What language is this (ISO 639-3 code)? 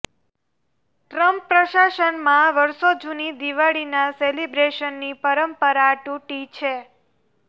guj